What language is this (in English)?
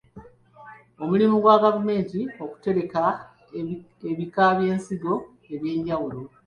Ganda